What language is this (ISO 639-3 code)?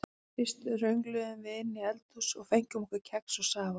isl